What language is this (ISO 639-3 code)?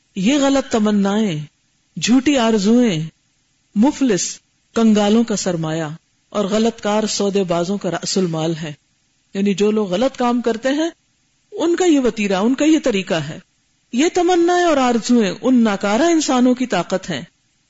urd